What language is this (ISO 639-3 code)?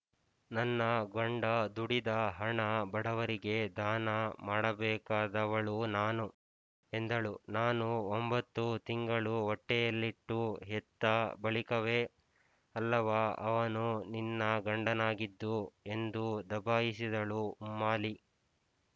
kan